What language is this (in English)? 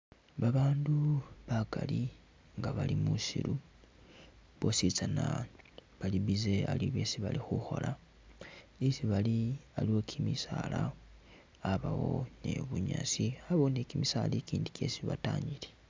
Masaaba